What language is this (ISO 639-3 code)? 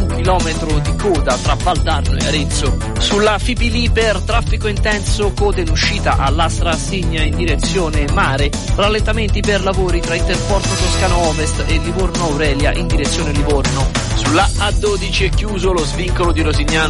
ita